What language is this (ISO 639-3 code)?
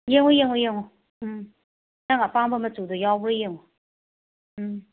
mni